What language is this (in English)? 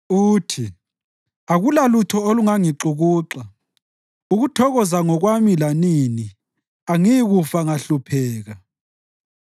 North Ndebele